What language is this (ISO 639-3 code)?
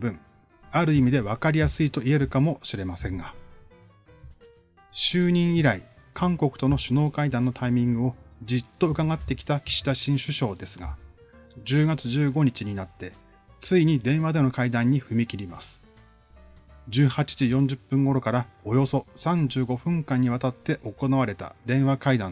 jpn